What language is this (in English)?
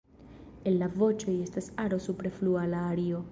Esperanto